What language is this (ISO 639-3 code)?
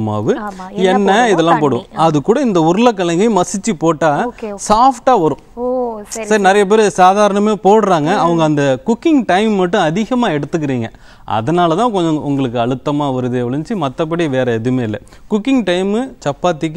hin